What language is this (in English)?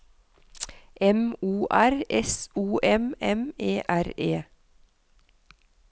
Norwegian